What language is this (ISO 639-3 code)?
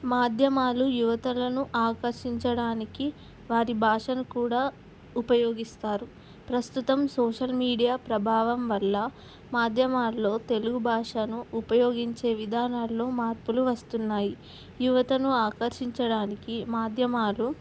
tel